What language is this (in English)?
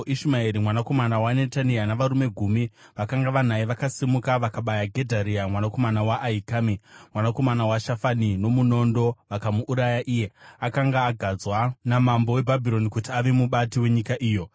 Shona